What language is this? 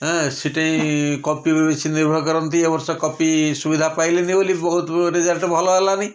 Odia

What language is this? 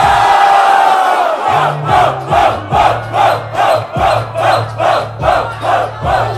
Portuguese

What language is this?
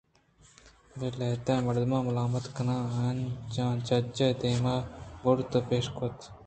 Eastern Balochi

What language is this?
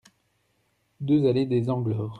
French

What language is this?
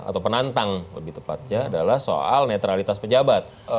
Indonesian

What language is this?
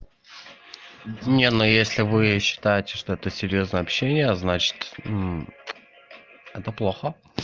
Russian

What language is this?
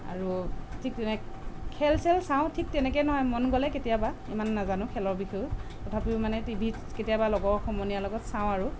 Assamese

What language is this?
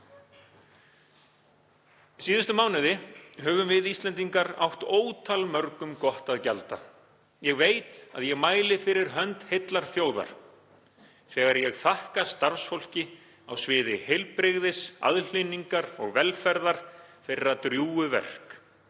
Icelandic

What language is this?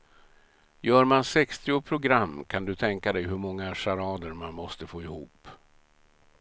Swedish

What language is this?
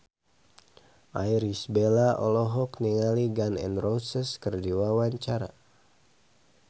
Sundanese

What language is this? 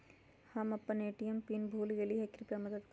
Magahi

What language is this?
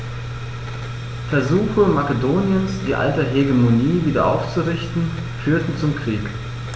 German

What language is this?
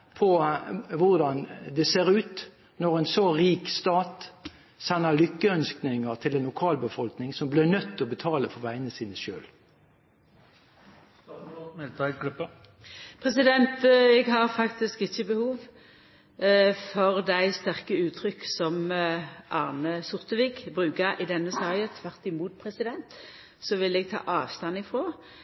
Norwegian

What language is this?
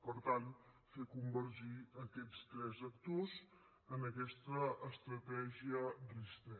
Catalan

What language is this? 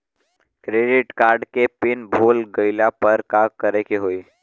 Bhojpuri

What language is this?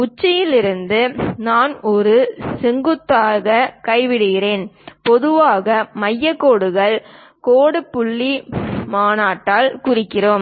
Tamil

